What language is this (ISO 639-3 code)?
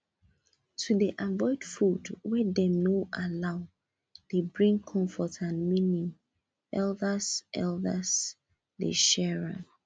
pcm